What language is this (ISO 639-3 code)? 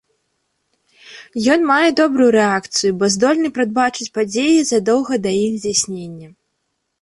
bel